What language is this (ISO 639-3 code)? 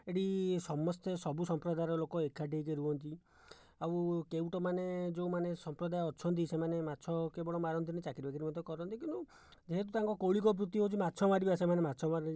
ori